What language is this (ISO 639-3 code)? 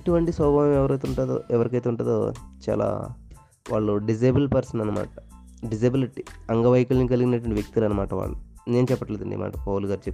tel